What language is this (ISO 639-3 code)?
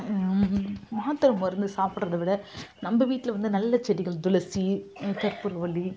tam